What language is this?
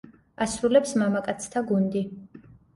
Georgian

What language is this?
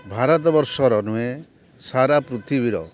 Odia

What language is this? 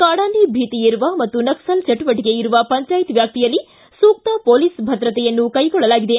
Kannada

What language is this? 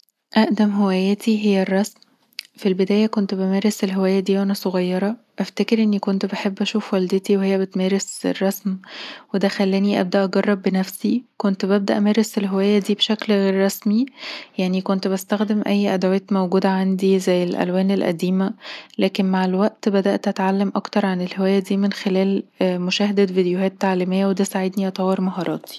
Egyptian Arabic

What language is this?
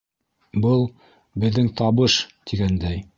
Bashkir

